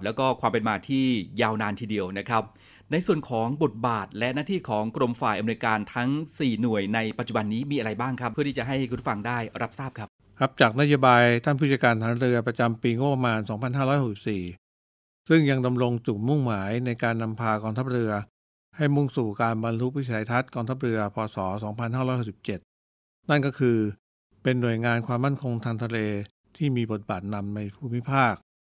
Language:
Thai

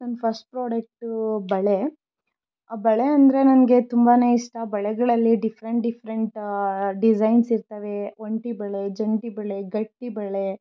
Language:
Kannada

